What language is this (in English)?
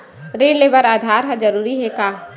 Chhattisgarhi